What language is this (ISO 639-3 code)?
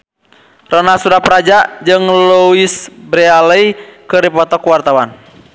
sun